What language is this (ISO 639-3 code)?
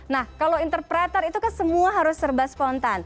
ind